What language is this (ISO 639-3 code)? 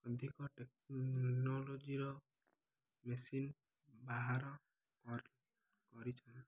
ori